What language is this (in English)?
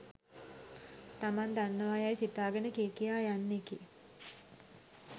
Sinhala